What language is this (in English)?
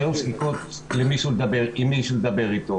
Hebrew